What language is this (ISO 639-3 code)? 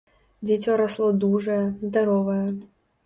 bel